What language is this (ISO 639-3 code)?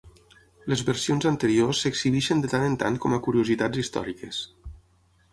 cat